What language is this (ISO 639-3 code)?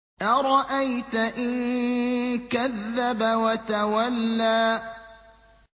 ara